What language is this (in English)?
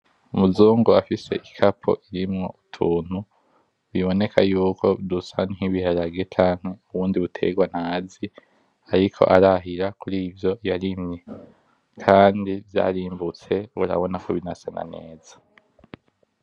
Rundi